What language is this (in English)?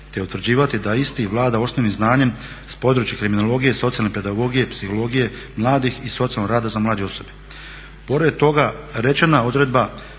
Croatian